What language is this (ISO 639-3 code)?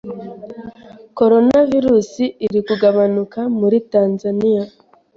kin